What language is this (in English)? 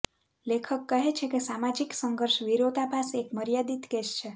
Gujarati